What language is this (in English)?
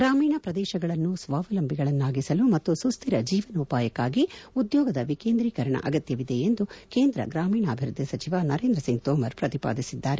Kannada